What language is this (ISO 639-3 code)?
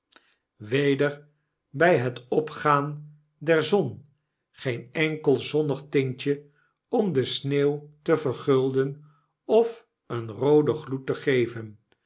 nld